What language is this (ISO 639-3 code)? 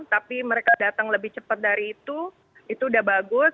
ind